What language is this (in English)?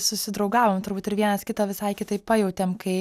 Lithuanian